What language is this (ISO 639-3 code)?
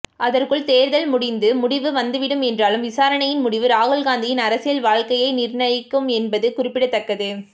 tam